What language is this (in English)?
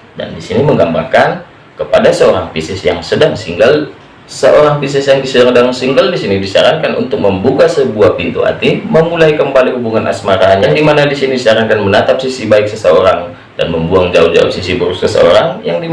Indonesian